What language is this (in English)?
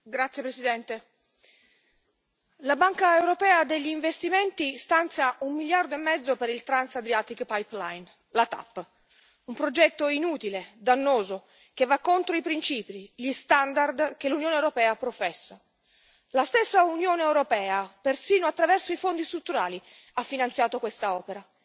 Italian